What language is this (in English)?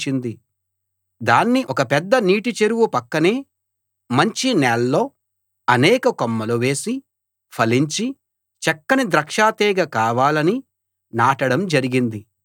Telugu